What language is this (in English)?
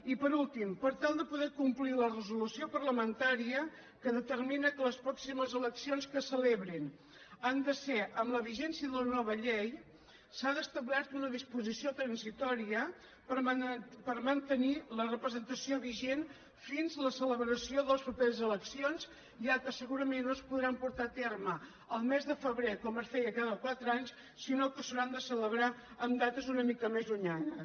Catalan